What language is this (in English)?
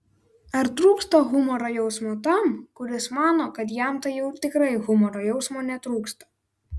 Lithuanian